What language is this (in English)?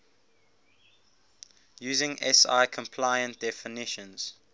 English